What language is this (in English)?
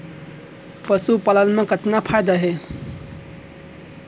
Chhattisgarhi